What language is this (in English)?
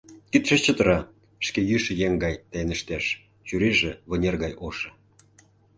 Mari